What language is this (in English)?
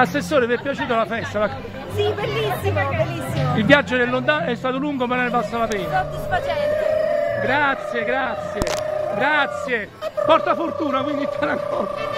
Italian